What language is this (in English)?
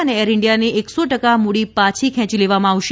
Gujarati